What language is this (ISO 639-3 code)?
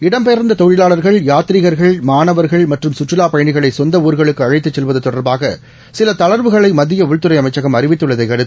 tam